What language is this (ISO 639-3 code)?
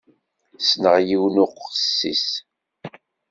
kab